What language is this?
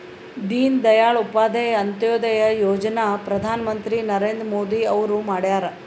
Kannada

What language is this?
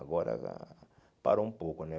Portuguese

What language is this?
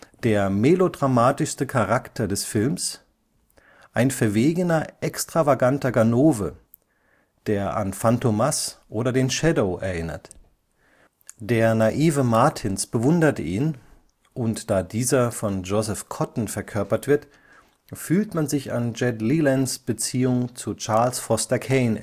German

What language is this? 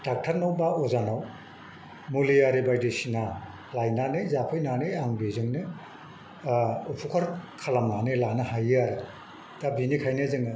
Bodo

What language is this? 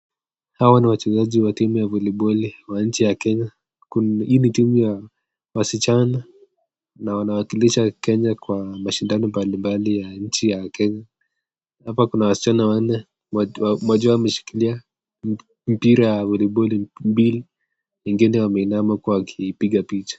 Swahili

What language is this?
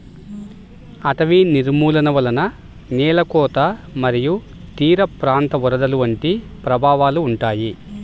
Telugu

